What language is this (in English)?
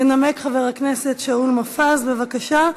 Hebrew